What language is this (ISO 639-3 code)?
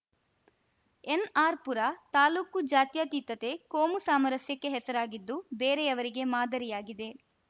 kan